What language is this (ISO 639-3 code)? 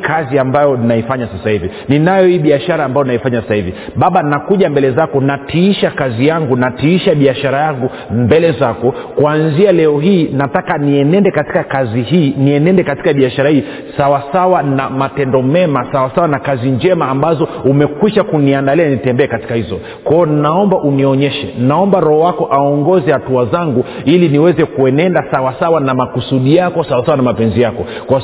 swa